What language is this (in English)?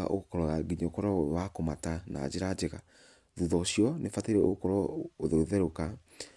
Kikuyu